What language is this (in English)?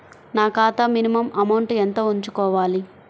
Telugu